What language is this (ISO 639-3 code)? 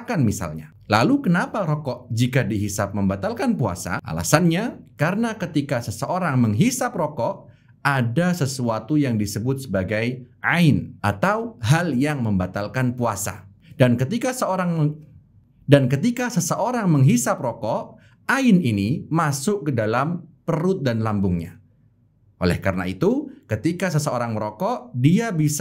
ind